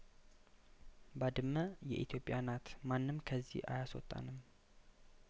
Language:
Amharic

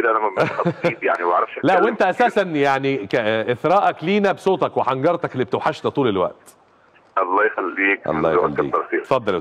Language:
Arabic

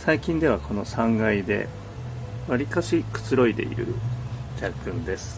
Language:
Japanese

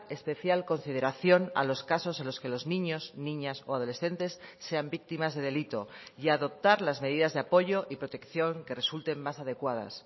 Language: Spanish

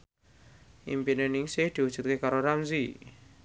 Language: Javanese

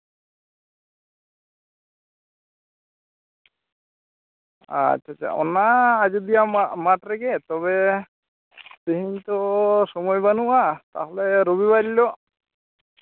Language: Santali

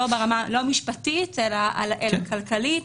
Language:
Hebrew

